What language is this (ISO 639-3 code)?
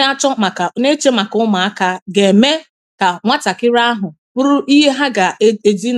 ibo